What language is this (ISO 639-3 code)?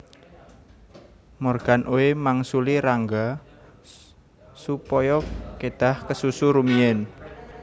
jav